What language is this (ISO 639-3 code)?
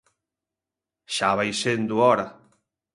glg